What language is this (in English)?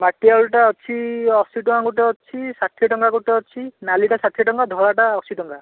Odia